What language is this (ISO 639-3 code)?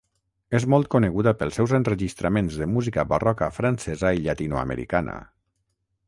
cat